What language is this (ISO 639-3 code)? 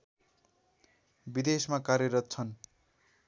nep